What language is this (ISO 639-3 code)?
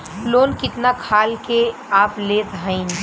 bho